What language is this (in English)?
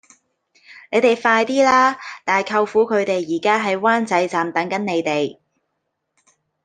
Cantonese